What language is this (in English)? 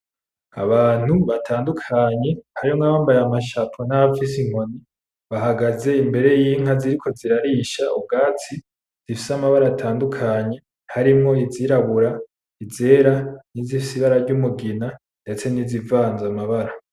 Rundi